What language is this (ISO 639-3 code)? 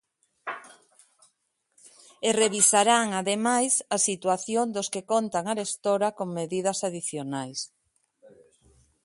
glg